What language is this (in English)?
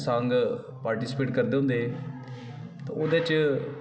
Dogri